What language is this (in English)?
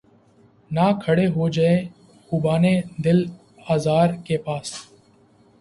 Urdu